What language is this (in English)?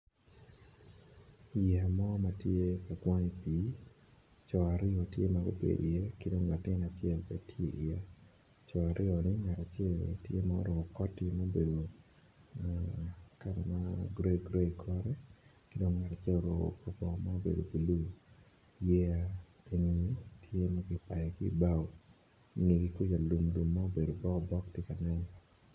Acoli